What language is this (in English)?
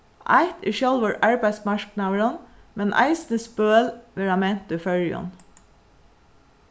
Faroese